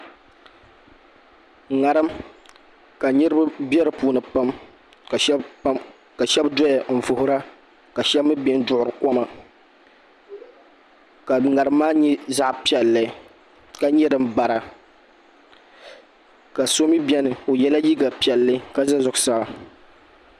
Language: Dagbani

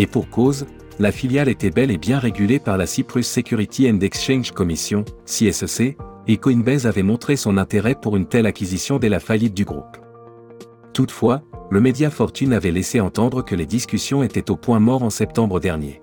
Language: French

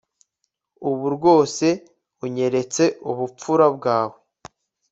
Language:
Kinyarwanda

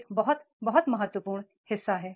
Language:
Hindi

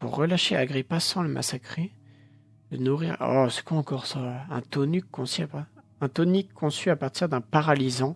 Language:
French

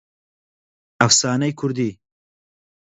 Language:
Central Kurdish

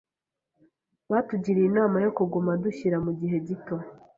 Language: Kinyarwanda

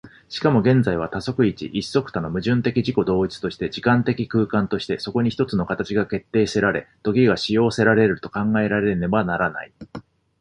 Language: Japanese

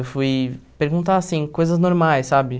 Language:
Portuguese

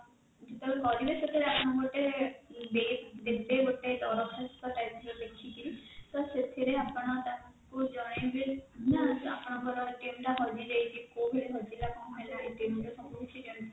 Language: Odia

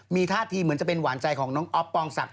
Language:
Thai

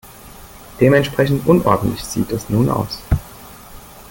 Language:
German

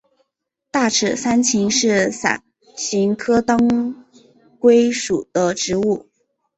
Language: Chinese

